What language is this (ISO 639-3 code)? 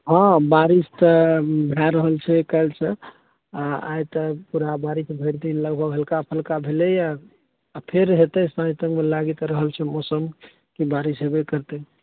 mai